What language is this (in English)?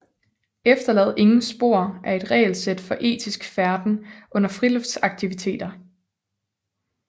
Danish